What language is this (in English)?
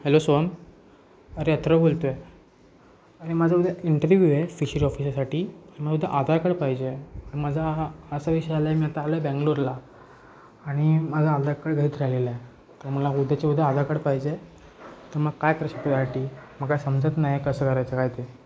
Marathi